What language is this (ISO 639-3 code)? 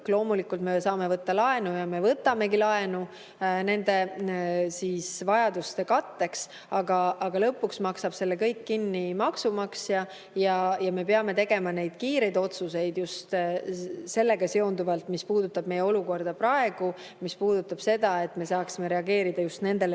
est